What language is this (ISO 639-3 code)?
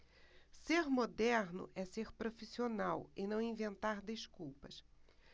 por